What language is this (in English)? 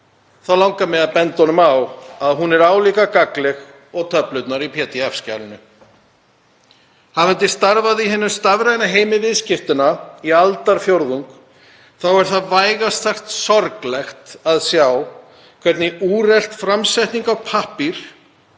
Icelandic